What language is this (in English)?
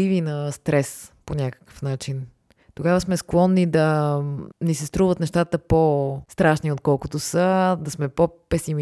Bulgarian